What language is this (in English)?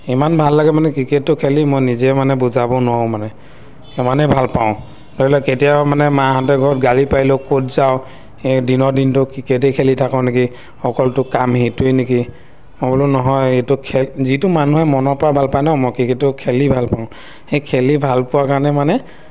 Assamese